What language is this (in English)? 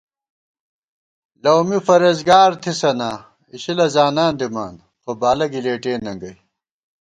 Gawar-Bati